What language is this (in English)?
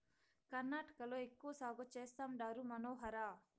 Telugu